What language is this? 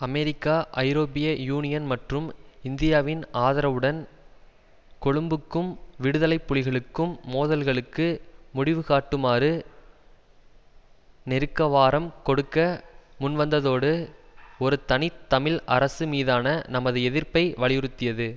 Tamil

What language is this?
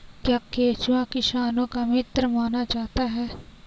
Hindi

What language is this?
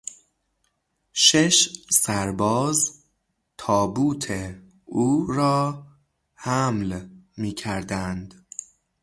Persian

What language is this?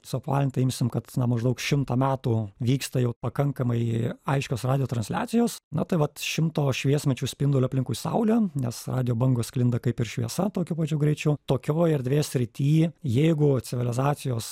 Lithuanian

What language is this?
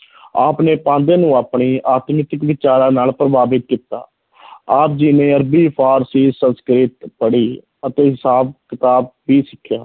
Punjabi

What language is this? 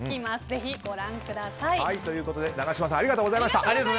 Japanese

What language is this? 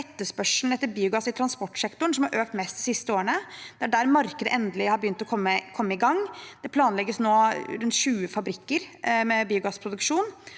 Norwegian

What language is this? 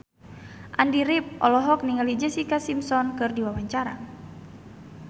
Sundanese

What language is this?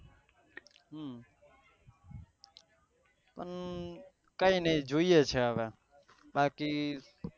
Gujarati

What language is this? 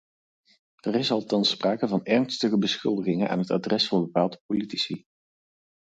Dutch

